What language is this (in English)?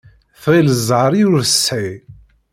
Kabyle